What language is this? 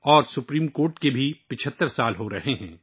Urdu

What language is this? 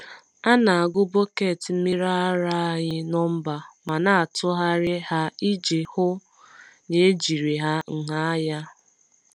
Igbo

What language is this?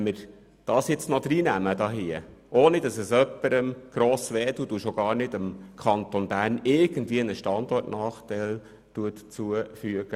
Swiss German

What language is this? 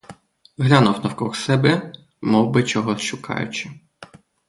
Ukrainian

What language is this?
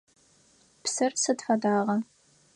Adyghe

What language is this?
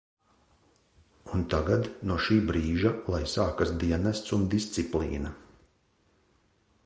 Latvian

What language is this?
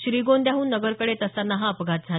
Marathi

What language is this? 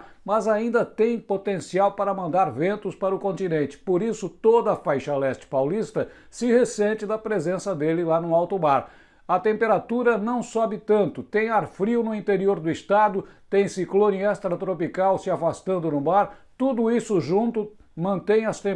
Portuguese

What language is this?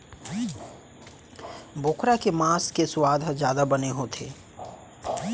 Chhattisgarhi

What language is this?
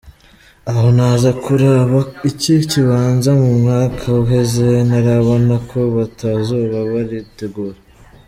Kinyarwanda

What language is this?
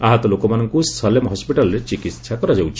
Odia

